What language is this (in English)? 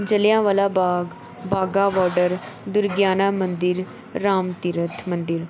Punjabi